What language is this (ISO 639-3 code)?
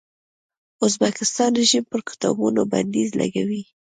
pus